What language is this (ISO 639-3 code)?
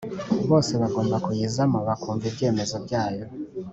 kin